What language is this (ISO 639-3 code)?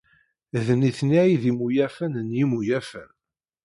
kab